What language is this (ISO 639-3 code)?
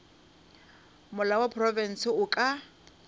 nso